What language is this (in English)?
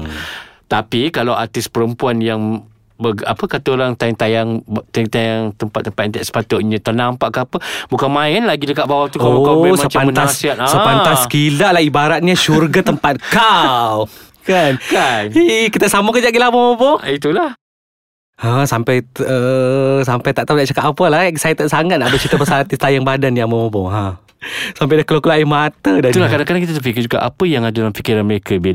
Malay